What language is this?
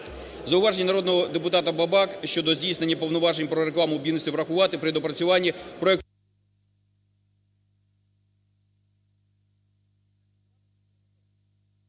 Ukrainian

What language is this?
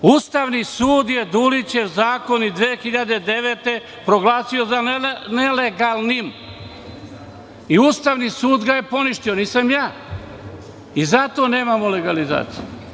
Serbian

